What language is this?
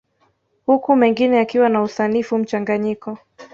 Swahili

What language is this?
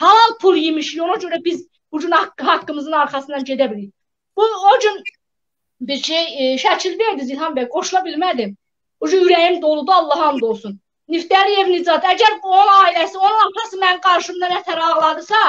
Turkish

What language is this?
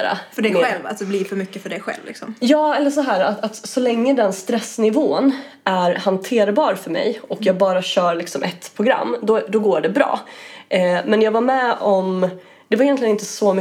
Swedish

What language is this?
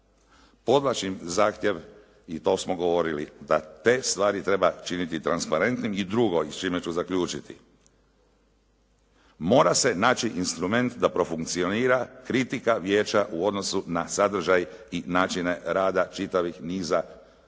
Croatian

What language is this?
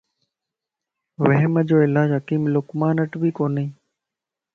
Lasi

